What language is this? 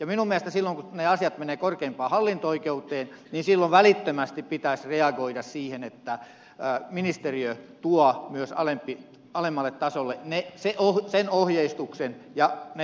Finnish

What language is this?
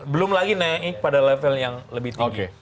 Indonesian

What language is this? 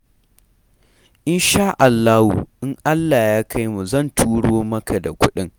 Hausa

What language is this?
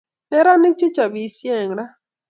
Kalenjin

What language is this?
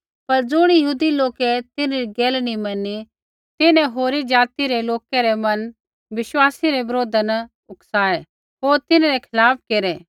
Kullu Pahari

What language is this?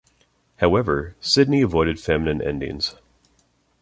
English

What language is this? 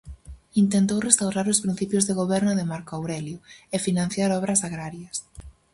Galician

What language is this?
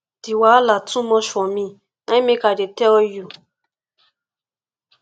Nigerian Pidgin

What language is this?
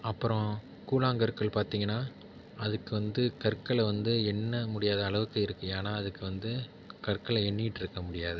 Tamil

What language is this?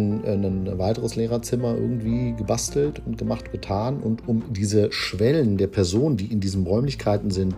German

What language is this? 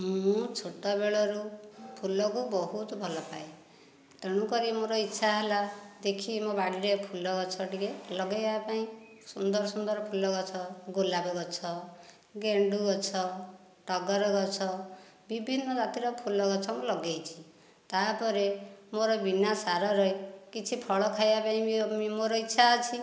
Odia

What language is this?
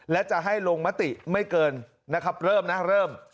Thai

